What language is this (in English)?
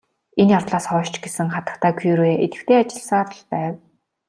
Mongolian